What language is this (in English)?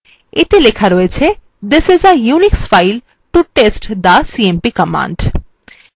Bangla